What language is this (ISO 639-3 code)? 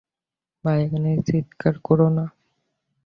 ben